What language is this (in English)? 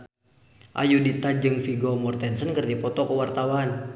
Sundanese